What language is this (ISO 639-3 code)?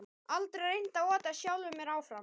isl